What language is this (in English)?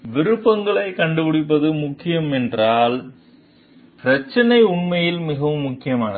Tamil